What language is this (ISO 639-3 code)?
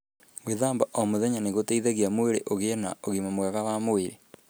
kik